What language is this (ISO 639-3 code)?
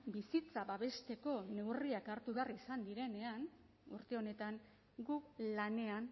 eus